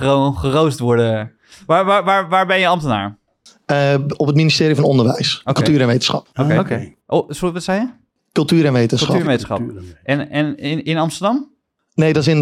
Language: Dutch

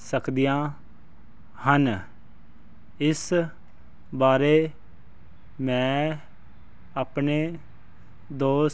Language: Punjabi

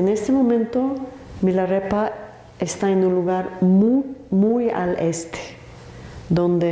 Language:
Spanish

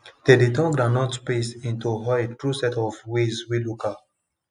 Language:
Nigerian Pidgin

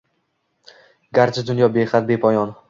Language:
Uzbek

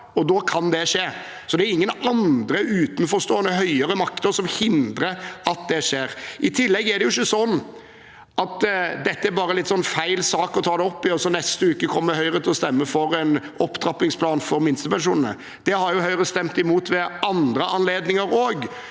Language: Norwegian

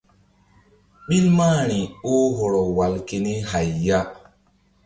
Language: Mbum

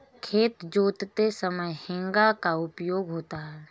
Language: Hindi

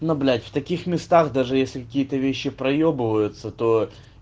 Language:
Russian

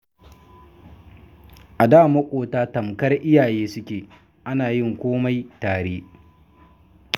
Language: Hausa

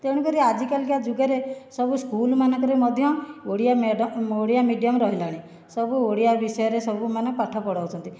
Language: Odia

